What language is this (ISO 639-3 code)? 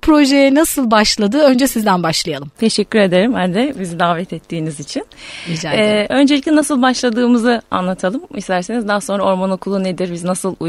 tur